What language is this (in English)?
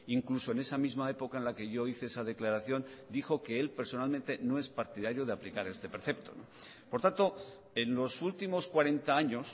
Spanish